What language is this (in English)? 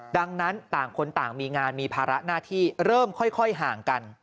Thai